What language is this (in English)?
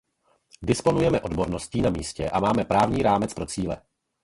Czech